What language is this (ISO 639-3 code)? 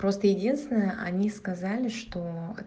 rus